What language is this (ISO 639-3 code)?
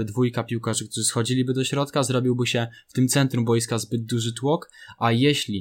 pol